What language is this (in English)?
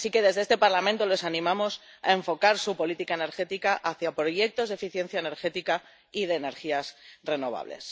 Spanish